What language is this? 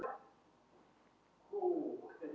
Icelandic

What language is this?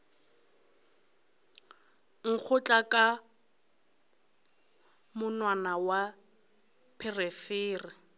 Northern Sotho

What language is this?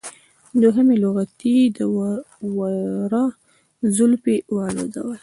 Pashto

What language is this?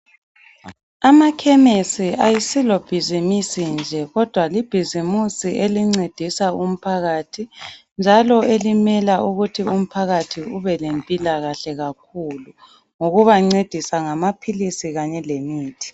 North Ndebele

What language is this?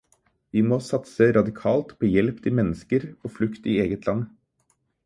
Norwegian Bokmål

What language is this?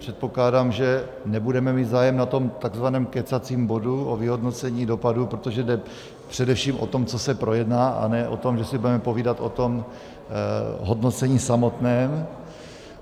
Czech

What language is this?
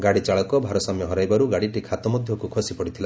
Odia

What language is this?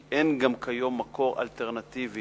Hebrew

